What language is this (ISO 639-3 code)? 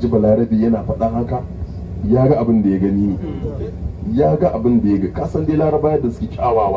ara